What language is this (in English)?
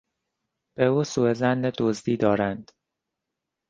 Persian